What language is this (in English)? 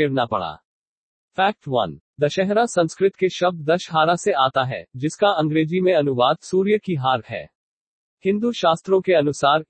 Hindi